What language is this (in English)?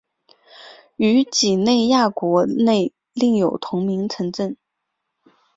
Chinese